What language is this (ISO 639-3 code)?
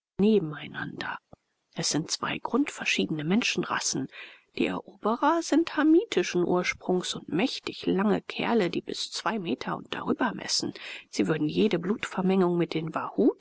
deu